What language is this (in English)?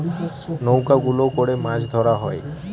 Bangla